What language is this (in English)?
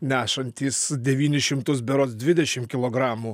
Lithuanian